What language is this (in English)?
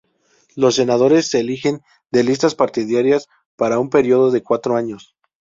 Spanish